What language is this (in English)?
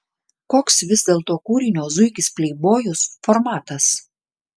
Lithuanian